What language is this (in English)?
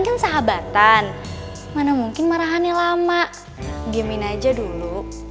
Indonesian